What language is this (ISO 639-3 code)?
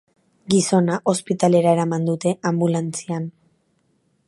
eus